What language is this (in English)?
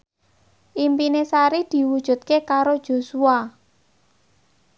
Javanese